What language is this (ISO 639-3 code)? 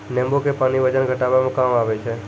mai